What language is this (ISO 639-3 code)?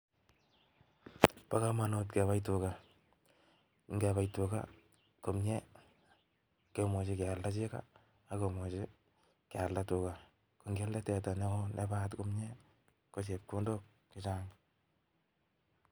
kln